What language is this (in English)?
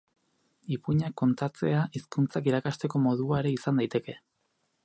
Basque